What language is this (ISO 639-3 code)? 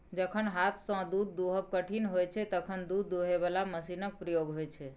mai